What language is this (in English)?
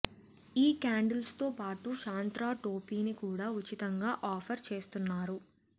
Telugu